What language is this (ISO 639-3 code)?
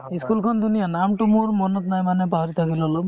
asm